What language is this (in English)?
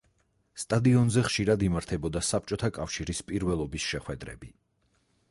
Georgian